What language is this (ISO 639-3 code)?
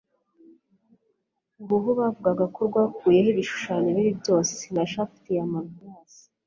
kin